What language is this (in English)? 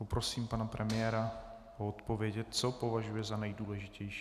Czech